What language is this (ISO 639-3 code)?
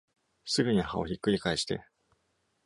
jpn